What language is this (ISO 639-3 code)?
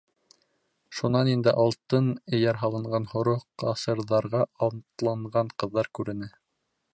bak